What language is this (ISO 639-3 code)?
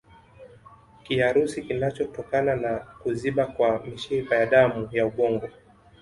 swa